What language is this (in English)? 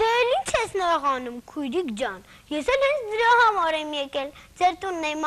Romanian